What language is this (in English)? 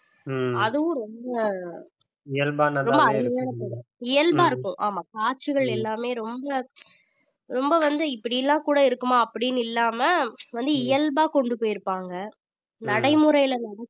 Tamil